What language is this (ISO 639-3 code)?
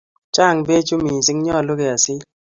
kln